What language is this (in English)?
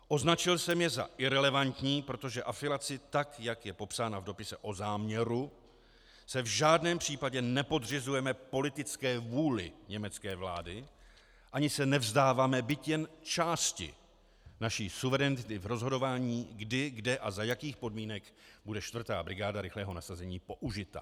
Czech